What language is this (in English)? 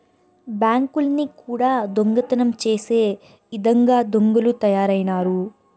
Telugu